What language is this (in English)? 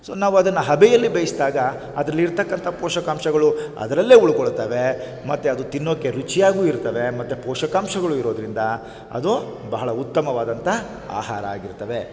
Kannada